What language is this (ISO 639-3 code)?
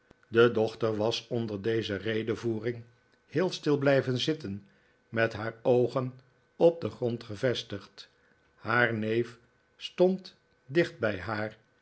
nld